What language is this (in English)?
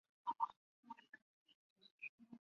Chinese